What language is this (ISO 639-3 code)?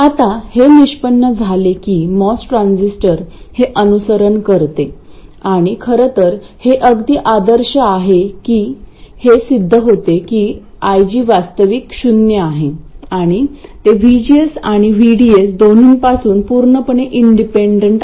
mar